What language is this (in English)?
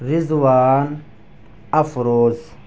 Urdu